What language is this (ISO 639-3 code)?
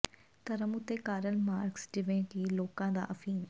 pan